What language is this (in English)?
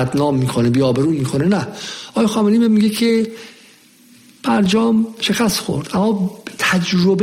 Persian